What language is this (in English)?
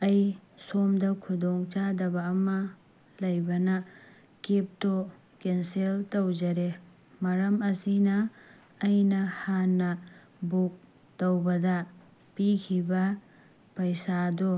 Manipuri